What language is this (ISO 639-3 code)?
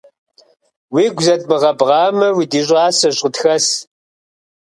kbd